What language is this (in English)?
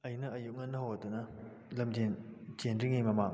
Manipuri